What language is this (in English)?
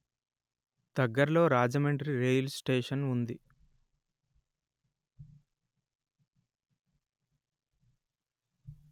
Telugu